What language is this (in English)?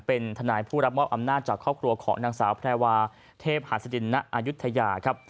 Thai